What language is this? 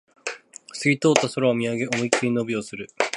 Japanese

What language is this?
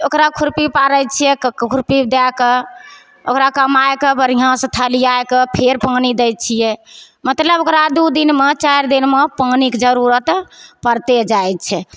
Maithili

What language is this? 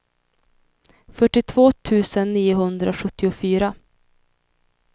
Swedish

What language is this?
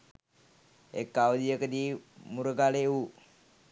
Sinhala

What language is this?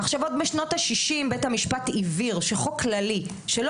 Hebrew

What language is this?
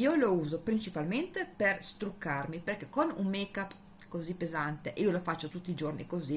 Italian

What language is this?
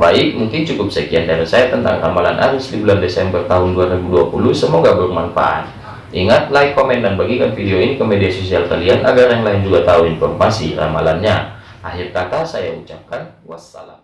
Indonesian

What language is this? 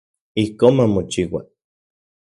Central Puebla Nahuatl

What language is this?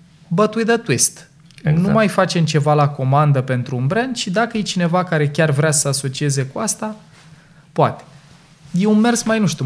Romanian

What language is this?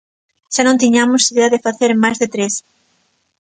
Galician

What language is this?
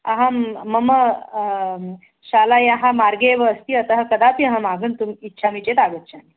Sanskrit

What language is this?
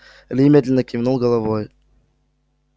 Russian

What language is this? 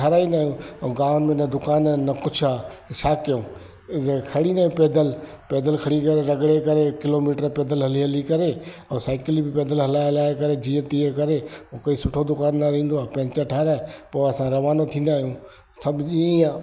Sindhi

